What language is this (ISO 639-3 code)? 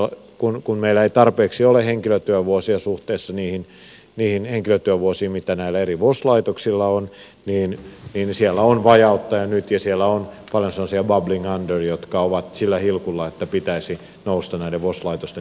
fin